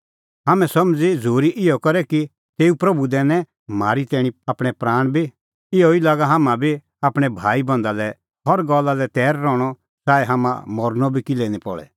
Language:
Kullu Pahari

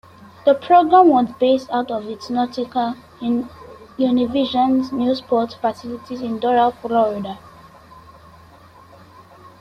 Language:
English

